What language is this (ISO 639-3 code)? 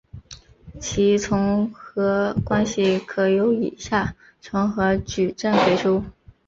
zho